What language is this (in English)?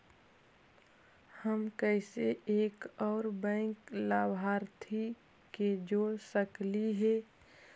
Magahi